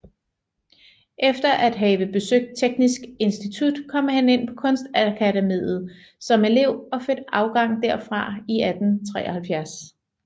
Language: Danish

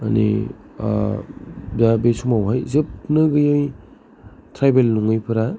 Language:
Bodo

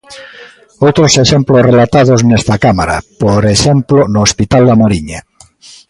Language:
Galician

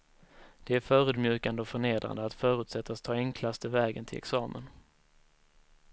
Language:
Swedish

